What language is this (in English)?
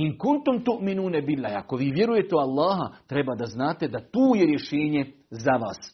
Croatian